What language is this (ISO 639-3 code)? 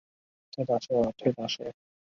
zho